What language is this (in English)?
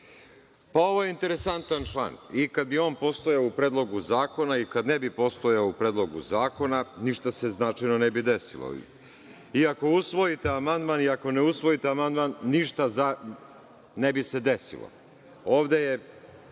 Serbian